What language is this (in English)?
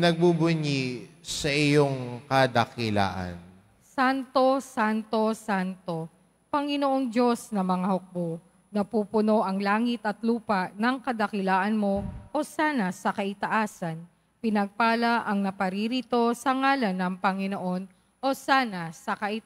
Filipino